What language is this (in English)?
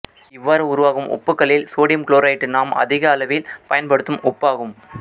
Tamil